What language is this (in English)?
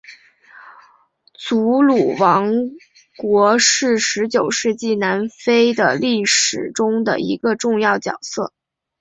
Chinese